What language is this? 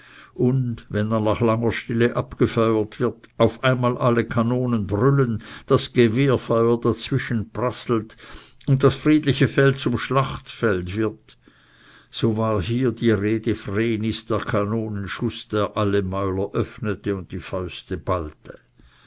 German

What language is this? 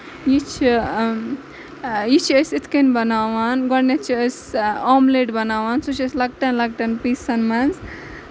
Kashmiri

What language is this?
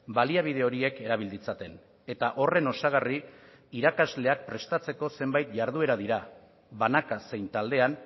Basque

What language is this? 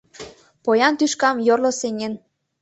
Mari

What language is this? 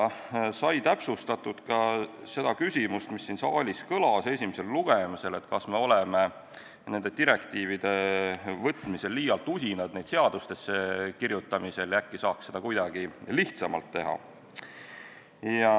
Estonian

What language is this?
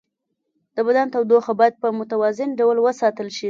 Pashto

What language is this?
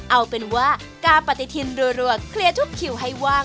Thai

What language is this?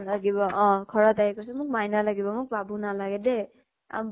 Assamese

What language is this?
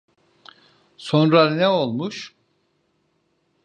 Turkish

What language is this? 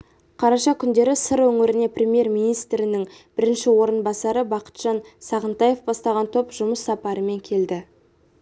Kazakh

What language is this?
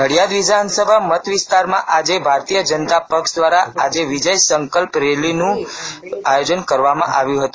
Gujarati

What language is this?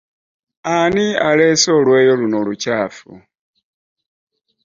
Ganda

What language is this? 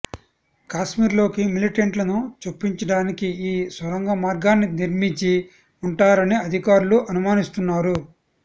Telugu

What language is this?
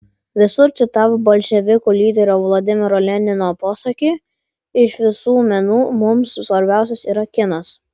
Lithuanian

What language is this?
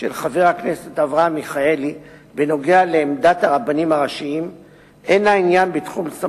Hebrew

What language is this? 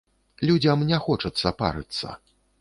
Belarusian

